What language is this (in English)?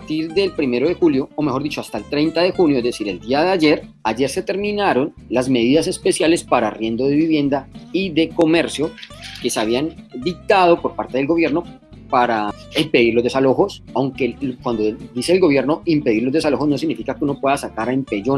Spanish